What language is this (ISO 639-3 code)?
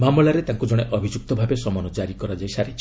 ori